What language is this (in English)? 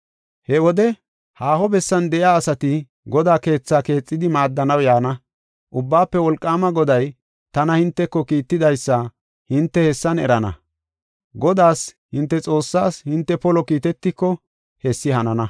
Gofa